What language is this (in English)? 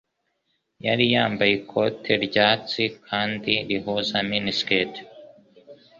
Kinyarwanda